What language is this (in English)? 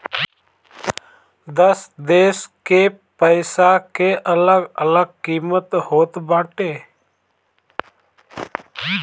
Bhojpuri